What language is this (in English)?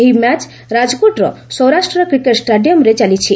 Odia